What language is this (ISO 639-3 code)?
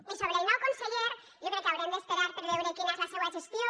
cat